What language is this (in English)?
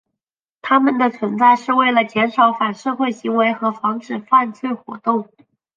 Chinese